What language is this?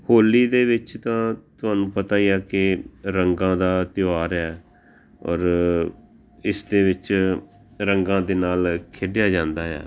Punjabi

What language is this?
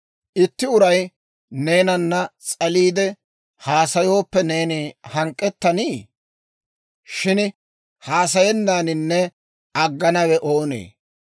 Dawro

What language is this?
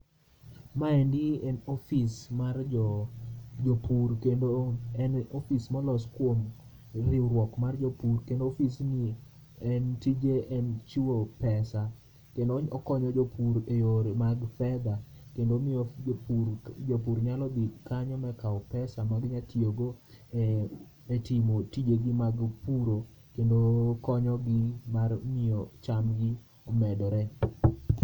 Luo (Kenya and Tanzania)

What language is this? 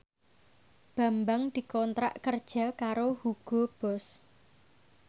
Javanese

